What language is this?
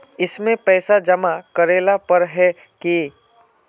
Magahi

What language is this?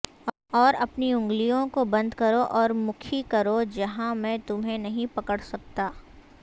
Urdu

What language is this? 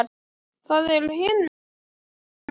Icelandic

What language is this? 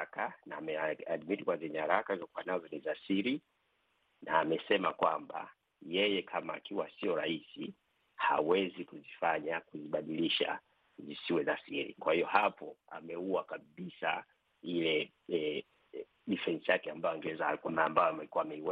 Swahili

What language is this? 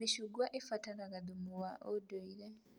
Kikuyu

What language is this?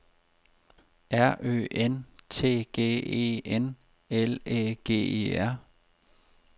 Danish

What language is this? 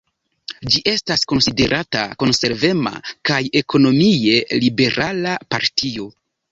Esperanto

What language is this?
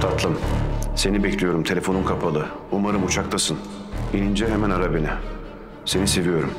Turkish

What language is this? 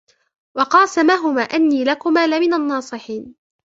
Arabic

